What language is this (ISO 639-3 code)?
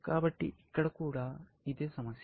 tel